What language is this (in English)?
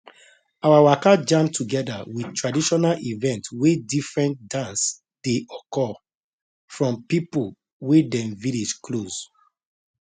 Nigerian Pidgin